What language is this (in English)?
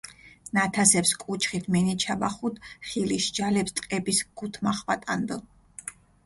Mingrelian